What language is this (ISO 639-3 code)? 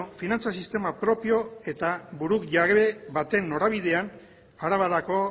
eus